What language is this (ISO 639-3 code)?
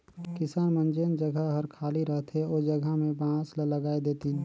hne